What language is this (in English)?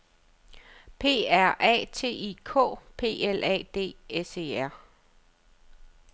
Danish